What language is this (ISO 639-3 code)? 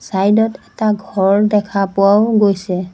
asm